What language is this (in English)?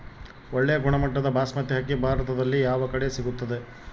Kannada